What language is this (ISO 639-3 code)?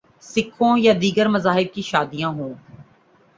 urd